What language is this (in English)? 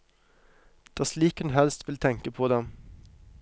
Norwegian